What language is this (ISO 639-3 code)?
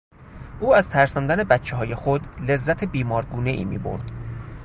fas